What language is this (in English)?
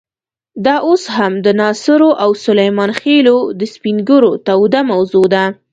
Pashto